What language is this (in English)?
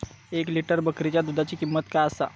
Marathi